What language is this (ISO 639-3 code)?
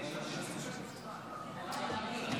heb